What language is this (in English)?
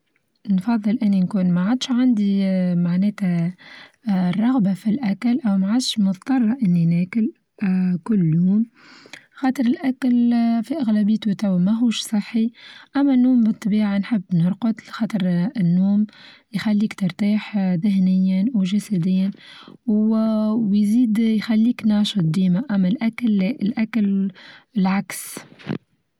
Tunisian Arabic